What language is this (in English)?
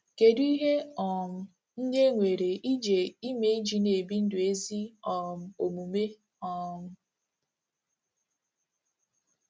Igbo